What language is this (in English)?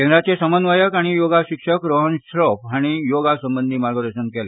Konkani